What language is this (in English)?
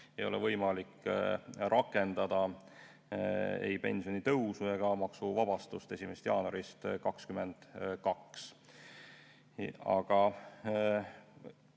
Estonian